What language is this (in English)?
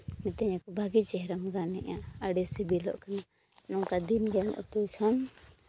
Santali